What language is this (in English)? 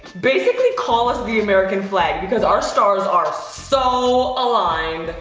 English